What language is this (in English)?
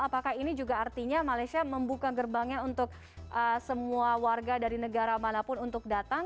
Indonesian